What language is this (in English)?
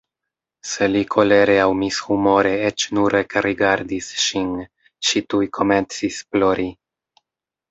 Esperanto